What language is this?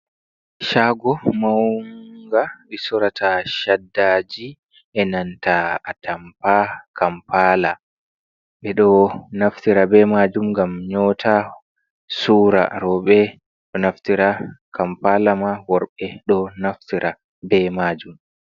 Fula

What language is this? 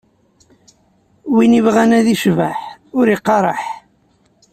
Kabyle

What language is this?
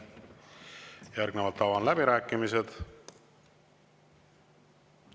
Estonian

